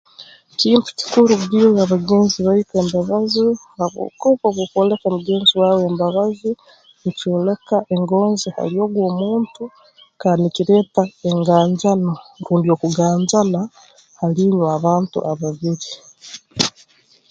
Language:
Tooro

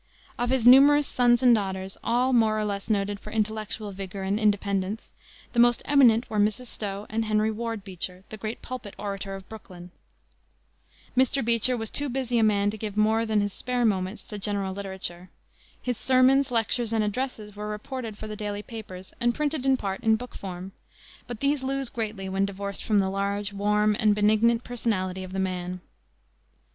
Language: English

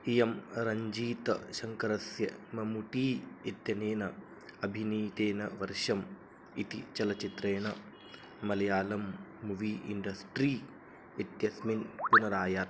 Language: Sanskrit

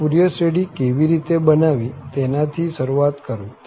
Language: Gujarati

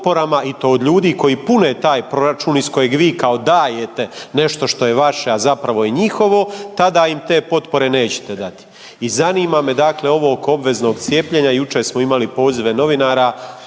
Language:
Croatian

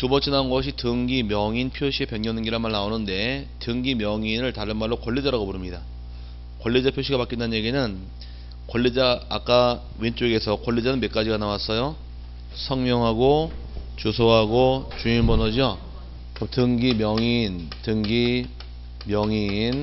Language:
Korean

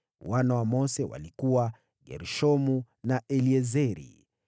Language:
Swahili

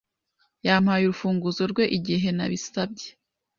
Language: Kinyarwanda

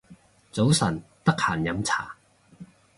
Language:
Cantonese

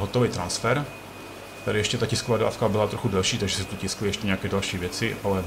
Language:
Czech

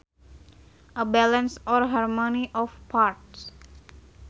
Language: Sundanese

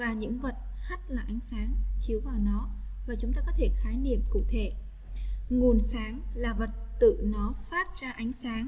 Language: Vietnamese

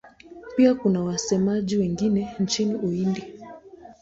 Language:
Swahili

